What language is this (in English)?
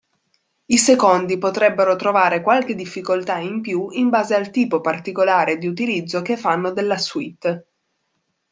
Italian